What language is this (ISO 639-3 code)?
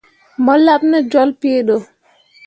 mua